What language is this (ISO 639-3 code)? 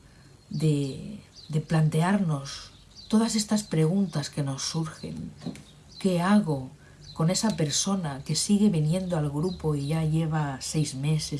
spa